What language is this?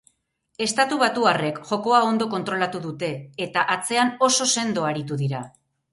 Basque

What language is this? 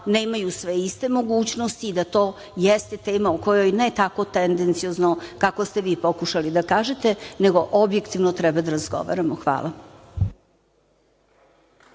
Serbian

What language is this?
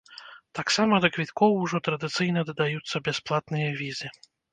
Belarusian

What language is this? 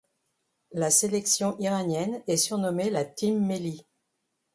French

